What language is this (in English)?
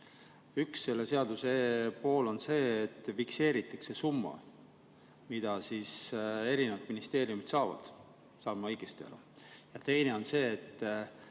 Estonian